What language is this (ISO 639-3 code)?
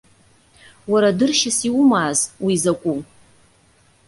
abk